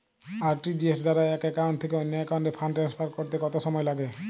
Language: Bangla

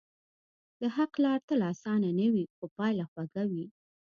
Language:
Pashto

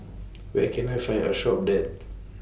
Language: English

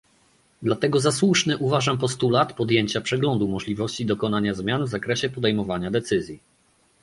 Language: Polish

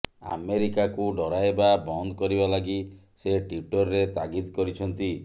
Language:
Odia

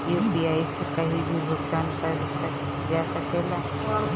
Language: Bhojpuri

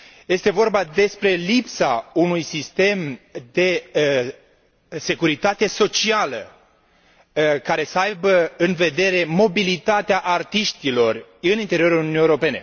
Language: Romanian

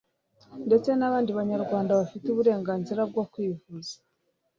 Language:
Kinyarwanda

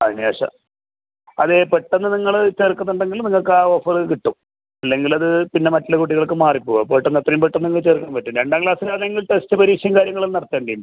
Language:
Malayalam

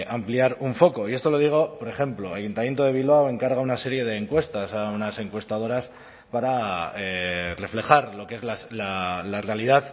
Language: Spanish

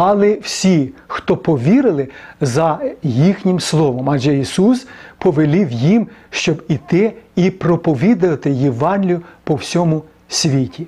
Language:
Ukrainian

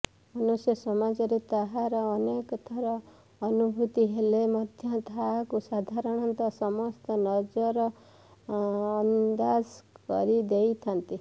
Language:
Odia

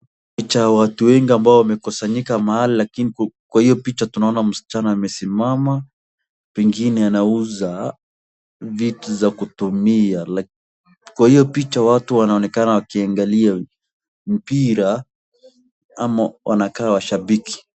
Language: Swahili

